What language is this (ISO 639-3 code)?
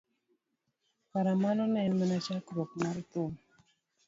luo